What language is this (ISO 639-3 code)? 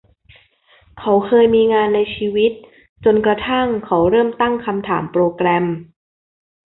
tha